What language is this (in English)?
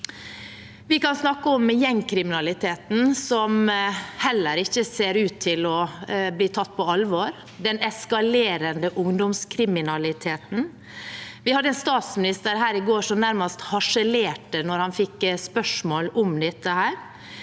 Norwegian